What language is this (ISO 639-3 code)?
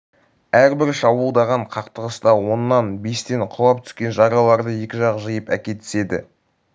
kaz